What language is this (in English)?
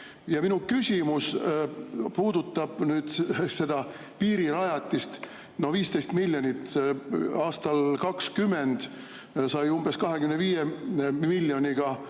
Estonian